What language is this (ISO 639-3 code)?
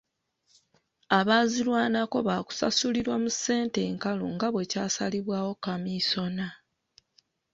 lug